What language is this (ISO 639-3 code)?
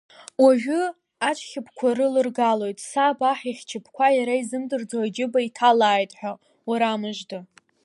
abk